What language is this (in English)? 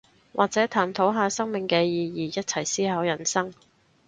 Cantonese